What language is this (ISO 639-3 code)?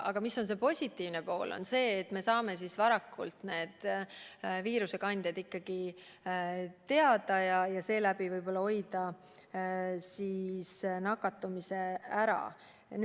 est